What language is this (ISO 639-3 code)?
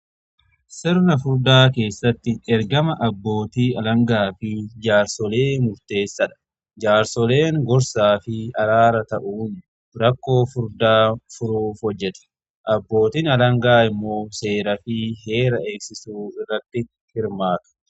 orm